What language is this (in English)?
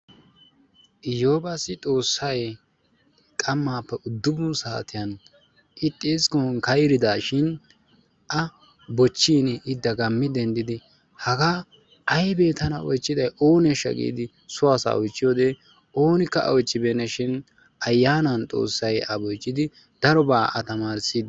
Wolaytta